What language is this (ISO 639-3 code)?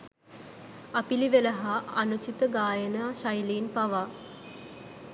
sin